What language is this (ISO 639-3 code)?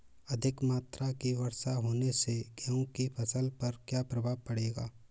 hin